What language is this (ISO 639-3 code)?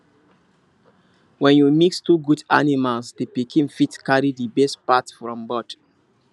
pcm